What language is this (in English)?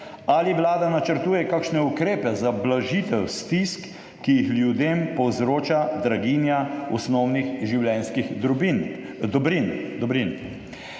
Slovenian